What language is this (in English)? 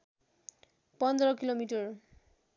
Nepali